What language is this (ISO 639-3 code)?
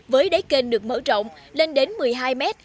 vie